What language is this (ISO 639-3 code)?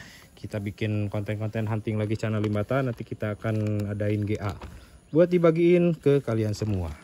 ind